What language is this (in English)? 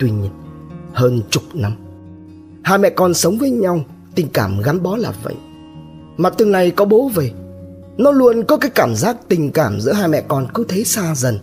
Vietnamese